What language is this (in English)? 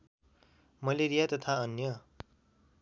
Nepali